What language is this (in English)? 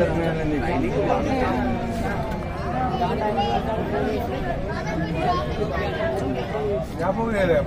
Telugu